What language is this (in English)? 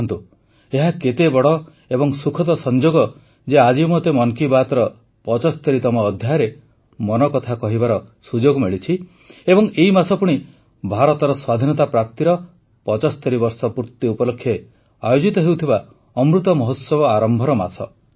Odia